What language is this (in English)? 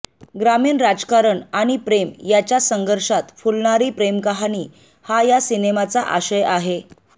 Marathi